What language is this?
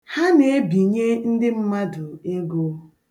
Igbo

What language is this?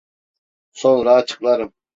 Turkish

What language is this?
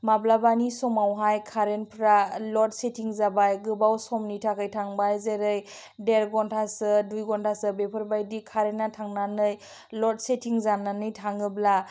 Bodo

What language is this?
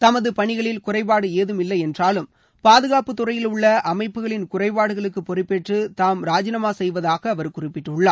Tamil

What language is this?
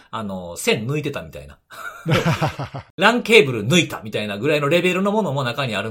Japanese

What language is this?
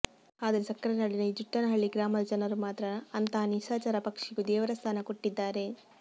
Kannada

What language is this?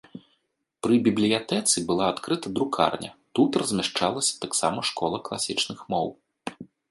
Belarusian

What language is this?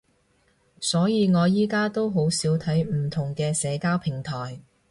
Cantonese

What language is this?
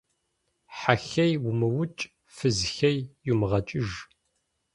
Kabardian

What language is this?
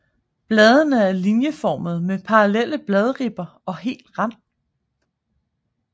Danish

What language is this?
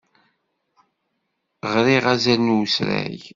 Kabyle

